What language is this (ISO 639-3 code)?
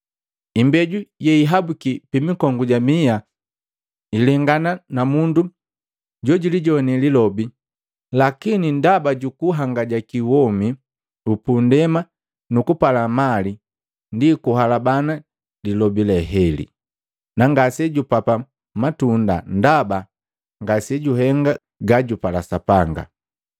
mgv